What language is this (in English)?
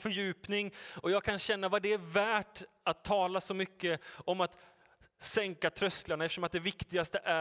Swedish